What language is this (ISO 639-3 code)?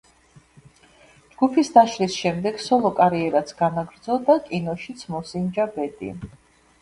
kat